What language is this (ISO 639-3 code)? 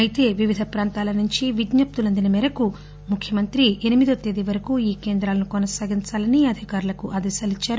tel